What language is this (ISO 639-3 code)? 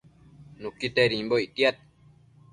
mcf